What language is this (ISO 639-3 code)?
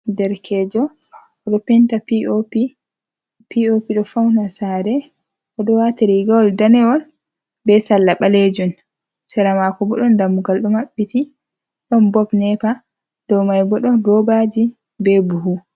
ful